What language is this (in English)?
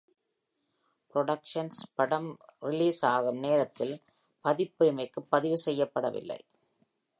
Tamil